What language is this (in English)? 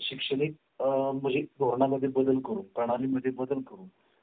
Marathi